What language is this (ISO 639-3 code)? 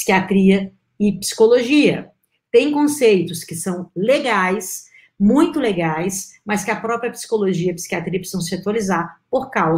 por